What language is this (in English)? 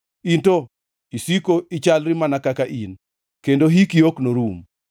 Luo (Kenya and Tanzania)